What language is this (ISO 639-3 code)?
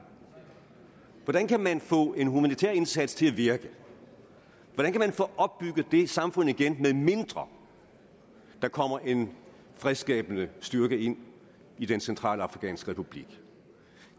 dan